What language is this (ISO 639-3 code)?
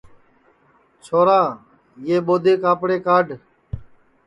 ssi